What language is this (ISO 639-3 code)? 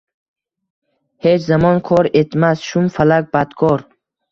uzb